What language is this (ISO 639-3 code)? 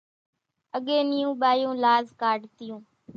gjk